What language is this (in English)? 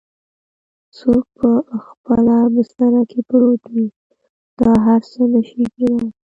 Pashto